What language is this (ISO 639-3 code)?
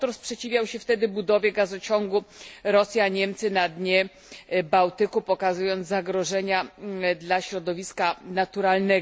pol